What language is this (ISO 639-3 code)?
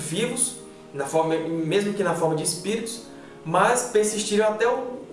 por